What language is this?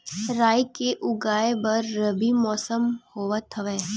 Chhattisgarhi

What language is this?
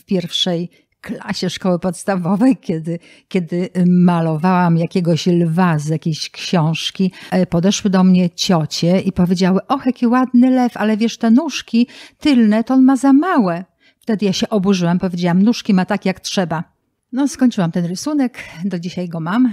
Polish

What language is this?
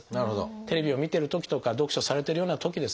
Japanese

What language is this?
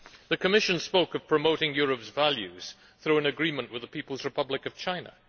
English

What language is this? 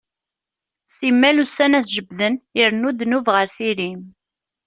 Kabyle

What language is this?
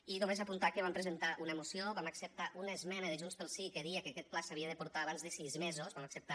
Catalan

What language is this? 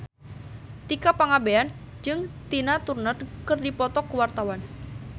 Sundanese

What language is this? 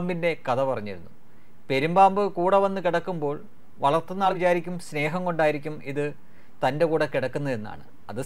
Malayalam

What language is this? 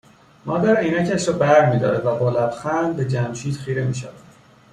Persian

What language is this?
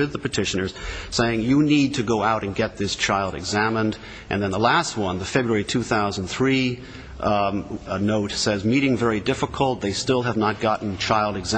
English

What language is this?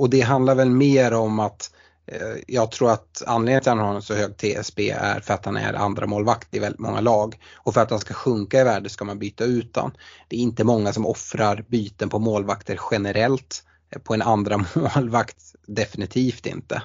Swedish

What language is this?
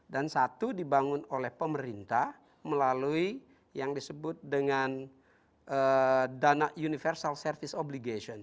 Indonesian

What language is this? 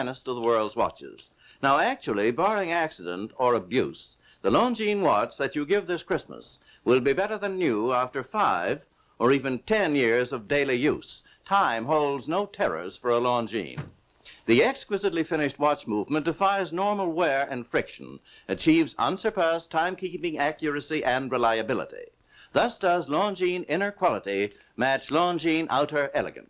English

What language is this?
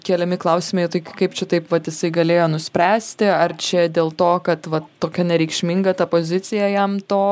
Lithuanian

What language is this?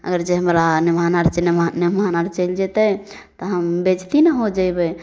Maithili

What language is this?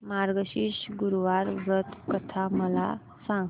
Marathi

